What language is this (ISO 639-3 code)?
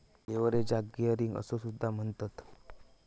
mar